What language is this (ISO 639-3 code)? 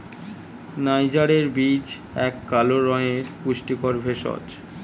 ben